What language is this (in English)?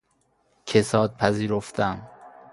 Persian